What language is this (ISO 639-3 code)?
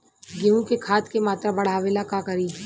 bho